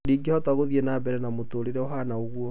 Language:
Kikuyu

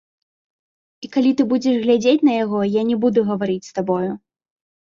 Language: Belarusian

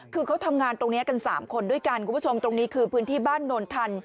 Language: Thai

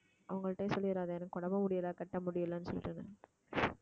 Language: Tamil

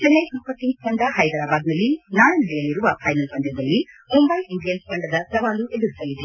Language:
Kannada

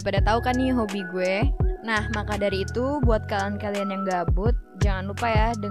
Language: Indonesian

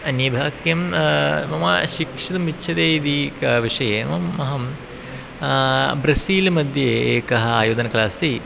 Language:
Sanskrit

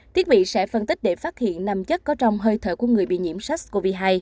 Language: Vietnamese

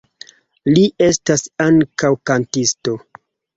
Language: Esperanto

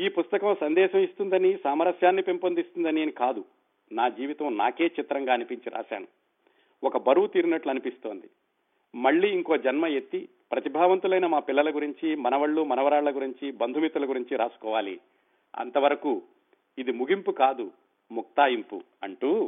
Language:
Telugu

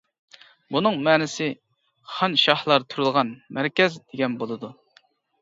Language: Uyghur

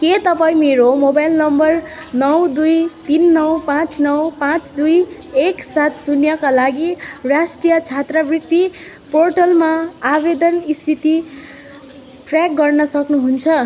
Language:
Nepali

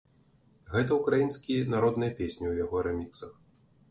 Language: Belarusian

